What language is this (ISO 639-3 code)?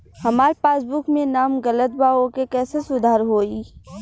bho